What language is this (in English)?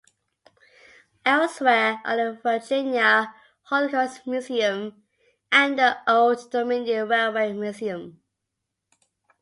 English